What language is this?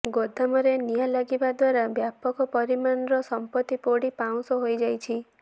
Odia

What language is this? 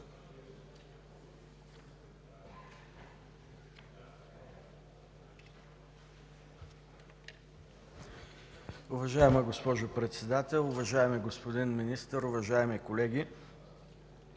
Bulgarian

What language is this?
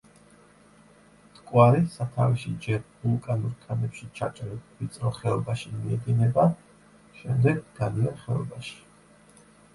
Georgian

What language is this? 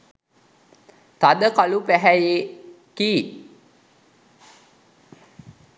Sinhala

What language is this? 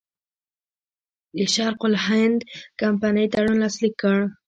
Pashto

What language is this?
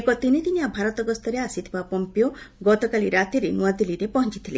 Odia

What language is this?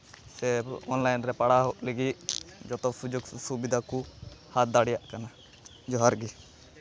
Santali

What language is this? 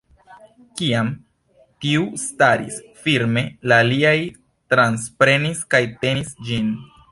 Esperanto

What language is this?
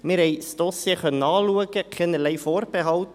Swiss German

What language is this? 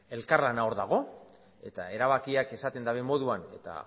Basque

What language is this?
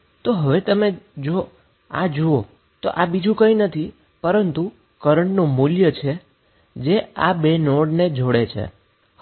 Gujarati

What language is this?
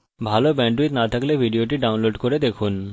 Bangla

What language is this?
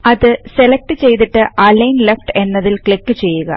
Malayalam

